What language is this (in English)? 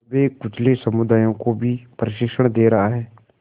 Hindi